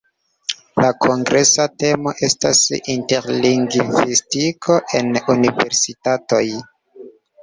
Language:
Esperanto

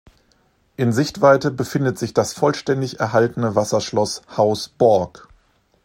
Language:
German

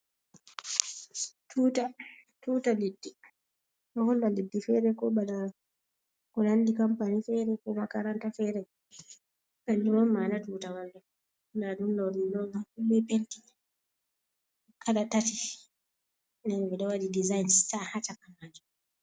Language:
Fula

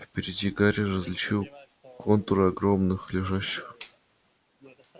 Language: Russian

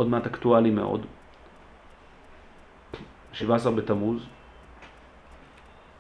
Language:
Hebrew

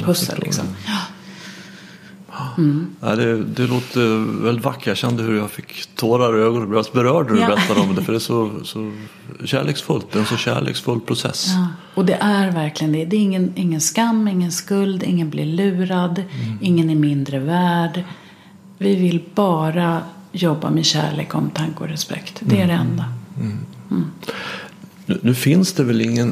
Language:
Swedish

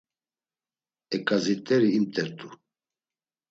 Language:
Laz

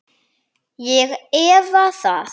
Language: Icelandic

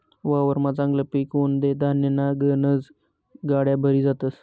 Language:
Marathi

